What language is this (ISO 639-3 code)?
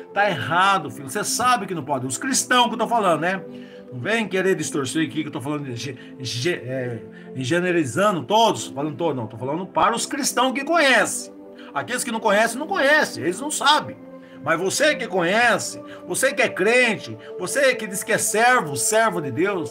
por